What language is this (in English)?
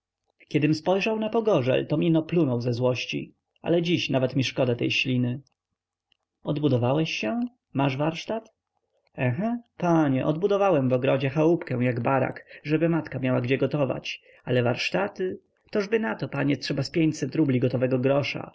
Polish